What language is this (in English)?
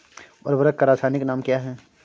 Hindi